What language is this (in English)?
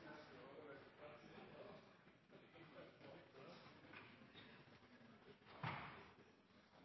Norwegian Nynorsk